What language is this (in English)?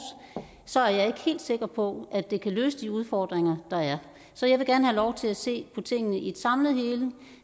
Danish